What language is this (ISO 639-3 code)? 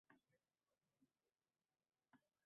uzb